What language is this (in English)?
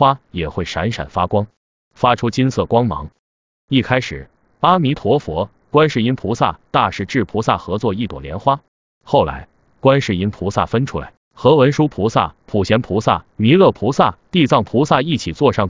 Chinese